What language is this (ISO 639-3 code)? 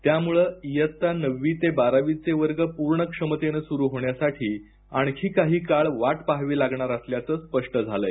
mar